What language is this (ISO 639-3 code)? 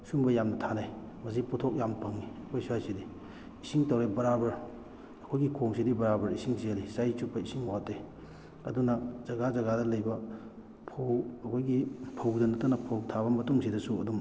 mni